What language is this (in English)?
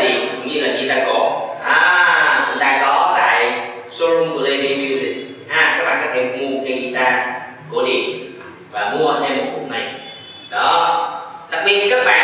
Vietnamese